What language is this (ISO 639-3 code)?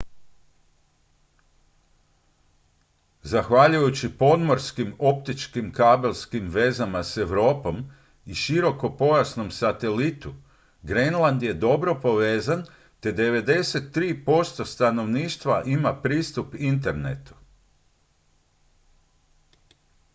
hrv